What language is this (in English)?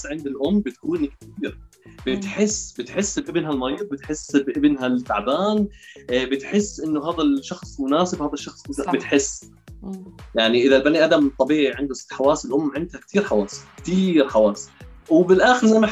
Arabic